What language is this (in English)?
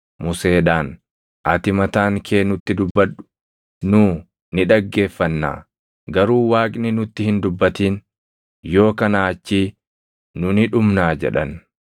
Oromo